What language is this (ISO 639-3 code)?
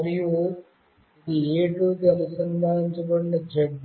tel